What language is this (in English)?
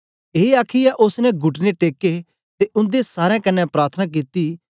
Dogri